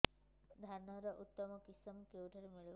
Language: Odia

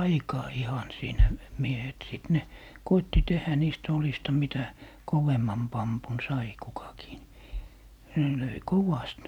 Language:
Finnish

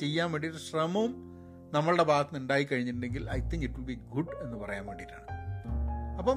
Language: Malayalam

